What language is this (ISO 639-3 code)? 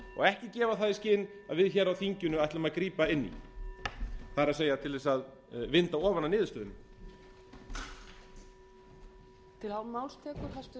isl